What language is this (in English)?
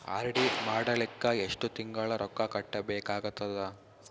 Kannada